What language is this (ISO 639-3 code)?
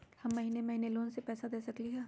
mag